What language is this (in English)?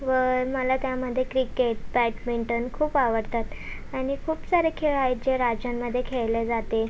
Marathi